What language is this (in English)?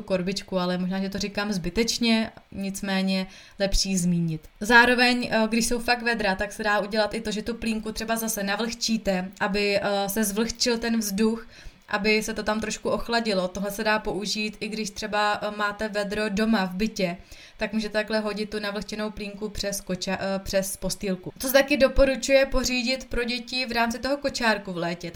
Czech